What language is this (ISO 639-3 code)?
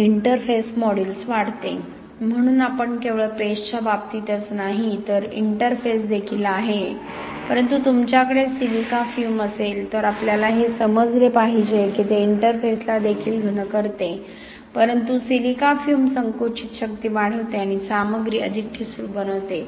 mar